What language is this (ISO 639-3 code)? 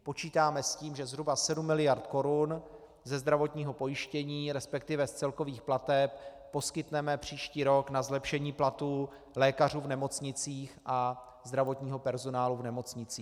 ces